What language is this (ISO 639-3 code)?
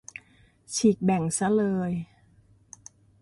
tha